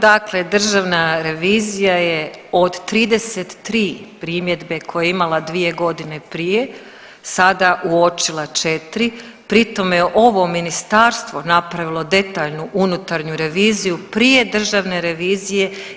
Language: Croatian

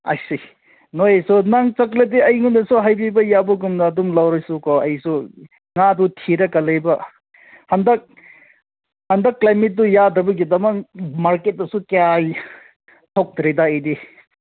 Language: Manipuri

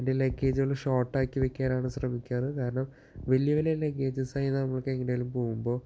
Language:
Malayalam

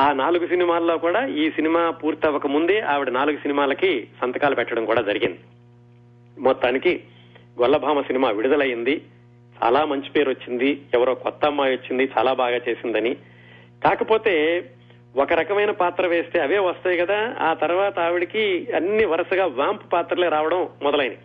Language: Telugu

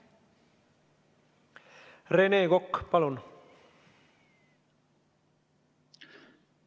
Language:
Estonian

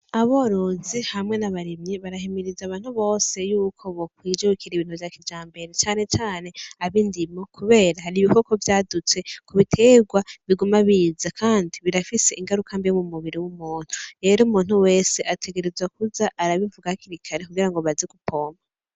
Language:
Rundi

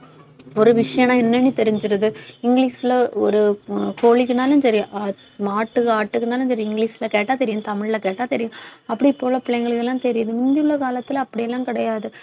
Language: Tamil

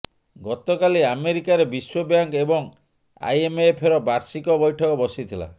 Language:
Odia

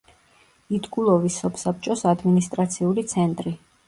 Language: Georgian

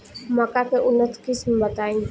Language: Bhojpuri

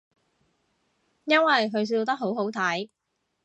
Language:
Cantonese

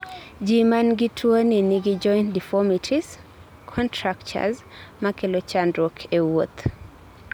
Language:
Luo (Kenya and Tanzania)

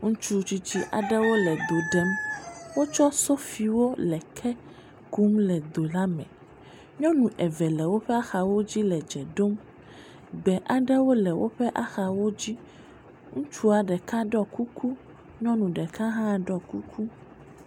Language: Ewe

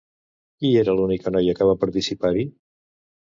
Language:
Catalan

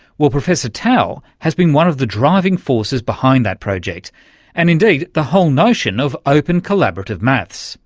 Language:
English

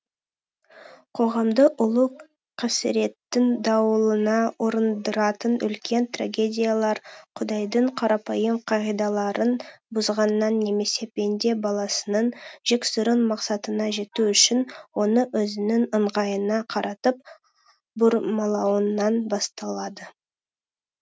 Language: Kazakh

